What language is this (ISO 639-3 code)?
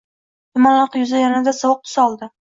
uzb